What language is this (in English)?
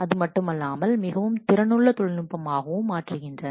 Tamil